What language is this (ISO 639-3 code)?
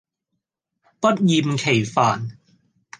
yue